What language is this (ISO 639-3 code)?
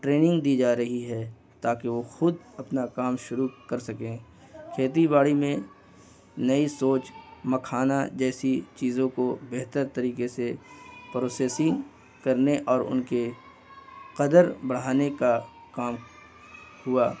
urd